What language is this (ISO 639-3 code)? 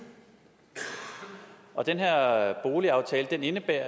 dan